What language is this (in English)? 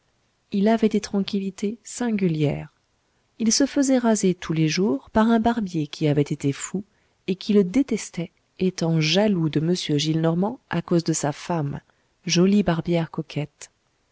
French